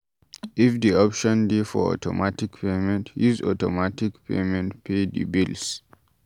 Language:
Nigerian Pidgin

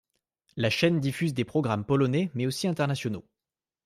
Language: French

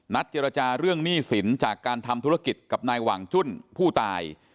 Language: Thai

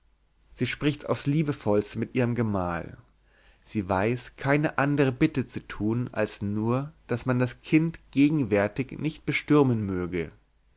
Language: German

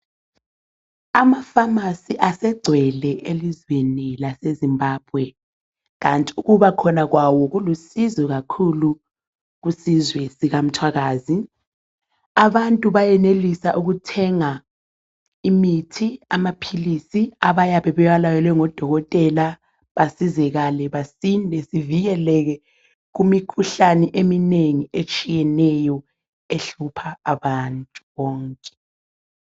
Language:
North Ndebele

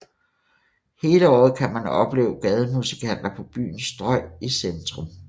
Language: Danish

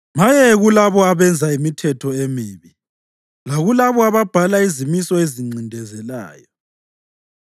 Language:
North Ndebele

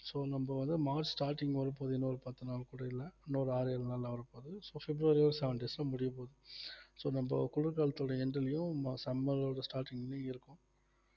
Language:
Tamil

